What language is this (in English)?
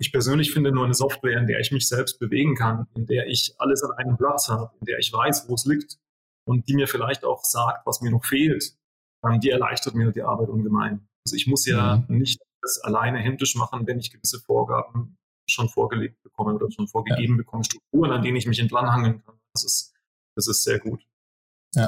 German